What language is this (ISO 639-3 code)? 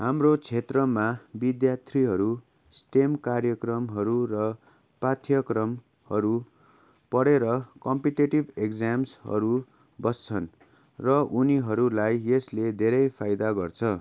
nep